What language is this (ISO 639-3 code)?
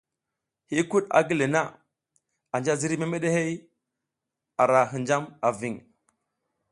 giz